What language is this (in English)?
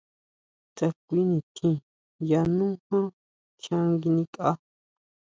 Huautla Mazatec